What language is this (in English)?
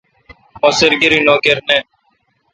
Kalkoti